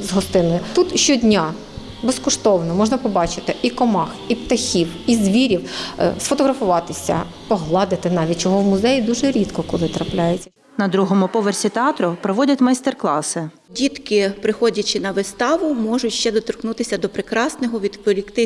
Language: Ukrainian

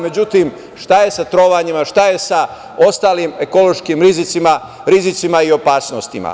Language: Serbian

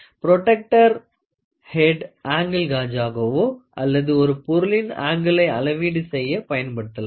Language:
Tamil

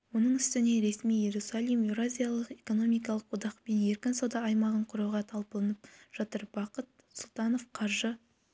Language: Kazakh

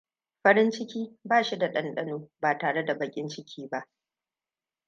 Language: Hausa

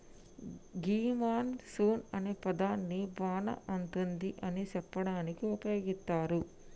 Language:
Telugu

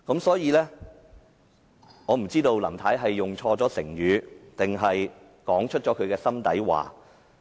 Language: Cantonese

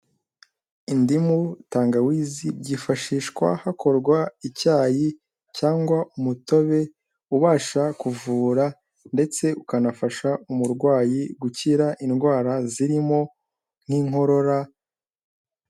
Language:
Kinyarwanda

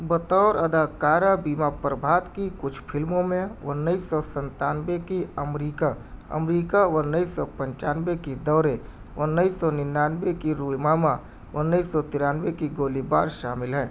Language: Urdu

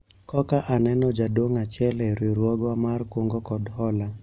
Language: Luo (Kenya and Tanzania)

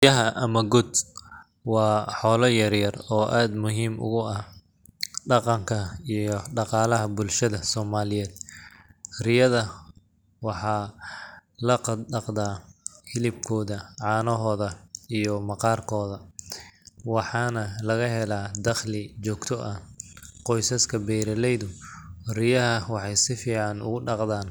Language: Somali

